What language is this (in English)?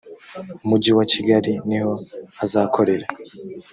Kinyarwanda